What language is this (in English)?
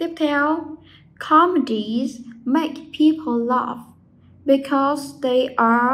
Vietnamese